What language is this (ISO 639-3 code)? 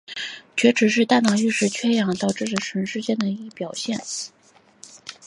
zho